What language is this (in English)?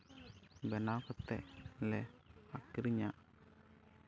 Santali